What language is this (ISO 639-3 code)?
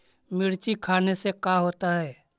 mag